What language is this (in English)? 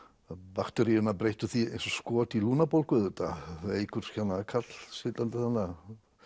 Icelandic